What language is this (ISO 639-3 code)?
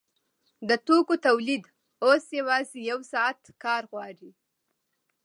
pus